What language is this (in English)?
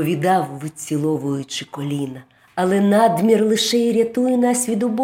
Ukrainian